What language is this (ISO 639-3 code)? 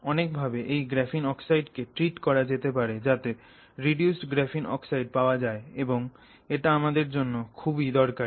ben